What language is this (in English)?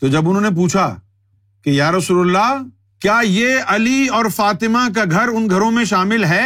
Urdu